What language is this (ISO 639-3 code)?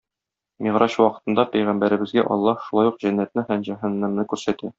tat